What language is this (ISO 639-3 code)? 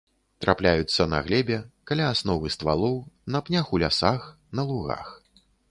bel